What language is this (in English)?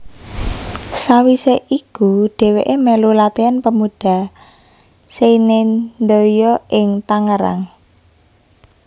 Javanese